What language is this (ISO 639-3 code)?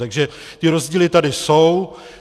ces